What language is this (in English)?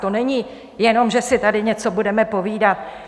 Czech